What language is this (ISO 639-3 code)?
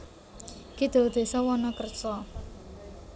jav